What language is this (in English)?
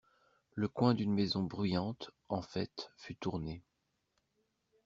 French